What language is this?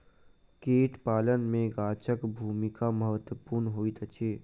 Maithili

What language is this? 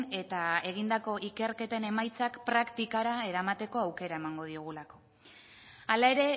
Basque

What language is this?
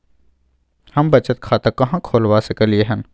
Maithili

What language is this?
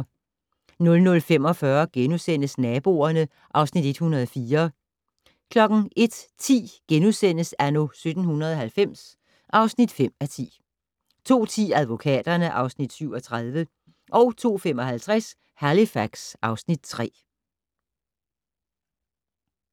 Danish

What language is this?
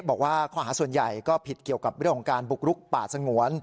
Thai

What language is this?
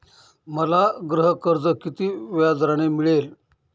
Marathi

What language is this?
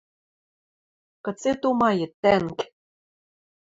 Western Mari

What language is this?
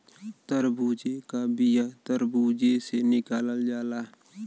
Bhojpuri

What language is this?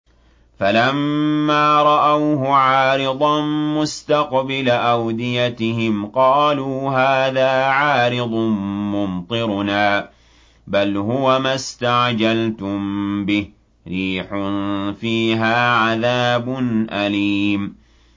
Arabic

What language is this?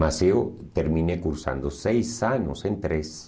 Portuguese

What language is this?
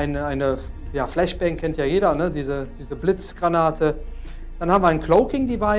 German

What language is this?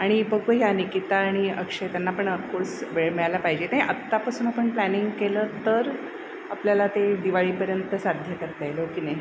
Marathi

